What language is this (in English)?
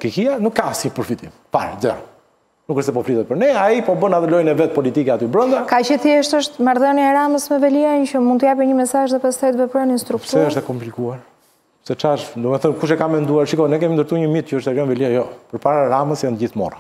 Romanian